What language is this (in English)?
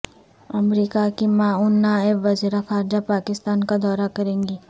Urdu